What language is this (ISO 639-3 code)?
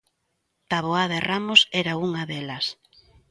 glg